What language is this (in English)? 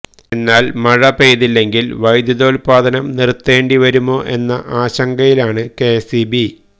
Malayalam